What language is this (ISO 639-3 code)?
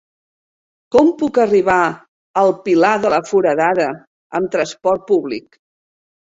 cat